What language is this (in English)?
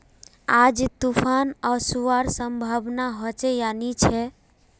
Magahi